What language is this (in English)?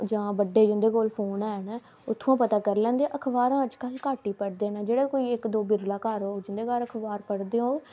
Dogri